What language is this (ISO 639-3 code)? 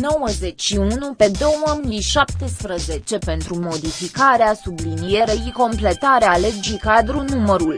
ron